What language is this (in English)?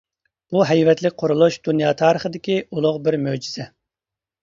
Uyghur